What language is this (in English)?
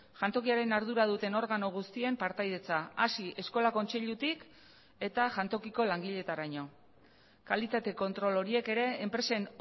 Basque